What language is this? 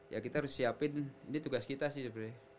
Indonesian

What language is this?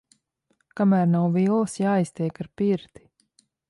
Latvian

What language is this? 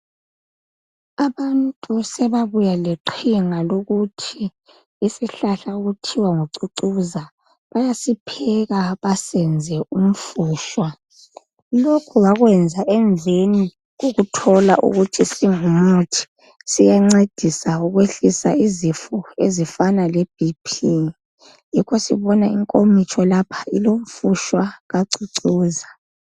North Ndebele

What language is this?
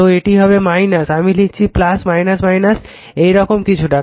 Bangla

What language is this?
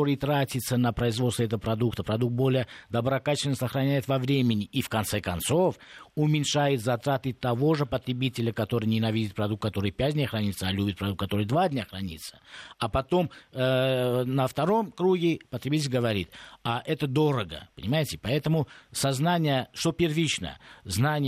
Russian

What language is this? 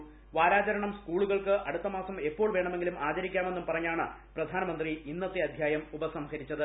Malayalam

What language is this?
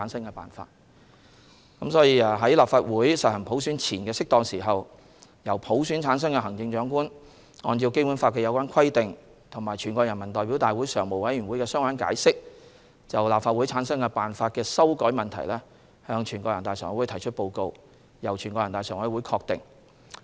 Cantonese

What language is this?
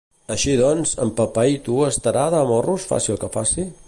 Catalan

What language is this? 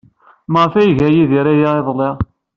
Kabyle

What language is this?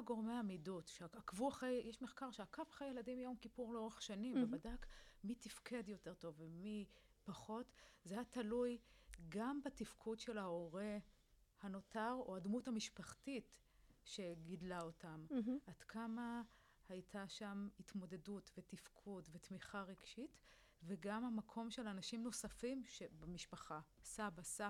Hebrew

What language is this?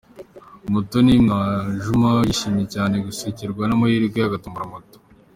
Kinyarwanda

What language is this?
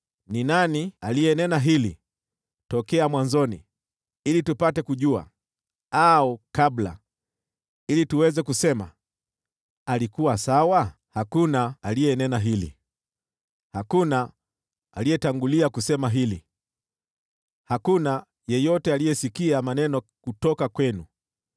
Swahili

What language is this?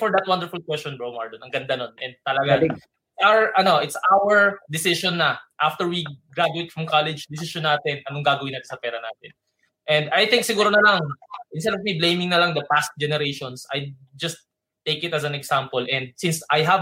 Filipino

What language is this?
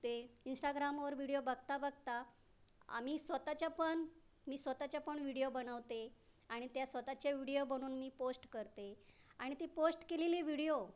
Marathi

